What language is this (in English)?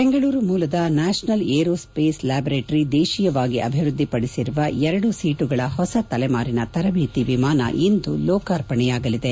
Kannada